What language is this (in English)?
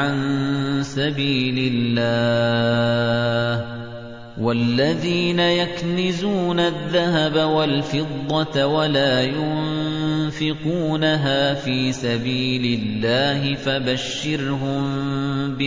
Arabic